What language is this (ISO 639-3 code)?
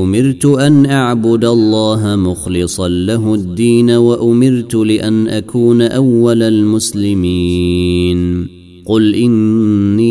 ara